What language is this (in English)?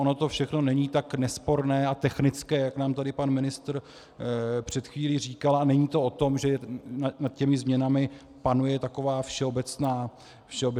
Czech